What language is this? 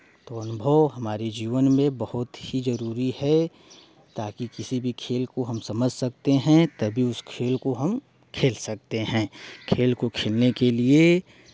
Hindi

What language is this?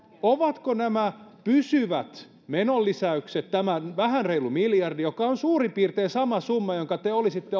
Finnish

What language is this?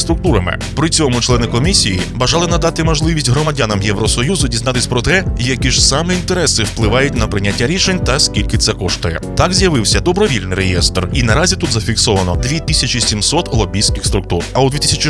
Ukrainian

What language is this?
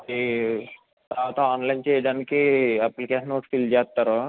Telugu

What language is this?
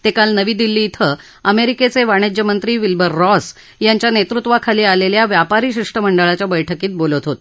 Marathi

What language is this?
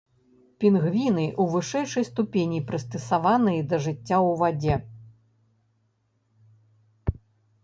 Belarusian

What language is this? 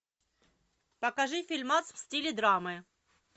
Russian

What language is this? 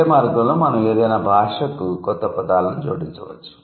Telugu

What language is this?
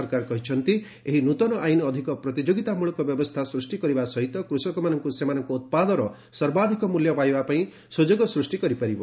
Odia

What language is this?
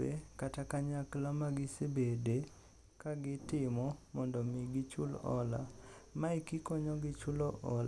Luo (Kenya and Tanzania)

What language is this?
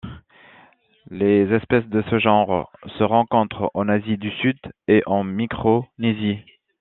French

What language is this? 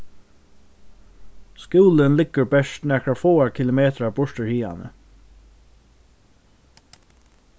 Faroese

